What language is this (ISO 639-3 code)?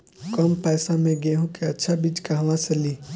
bho